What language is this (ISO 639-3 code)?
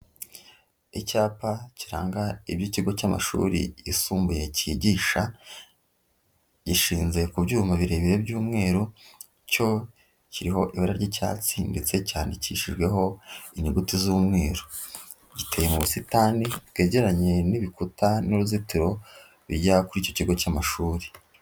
kin